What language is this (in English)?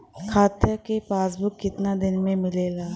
Bhojpuri